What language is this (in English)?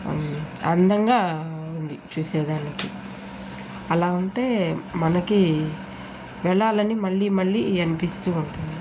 Telugu